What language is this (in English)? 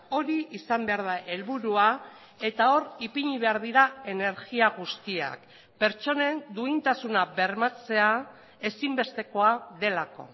Basque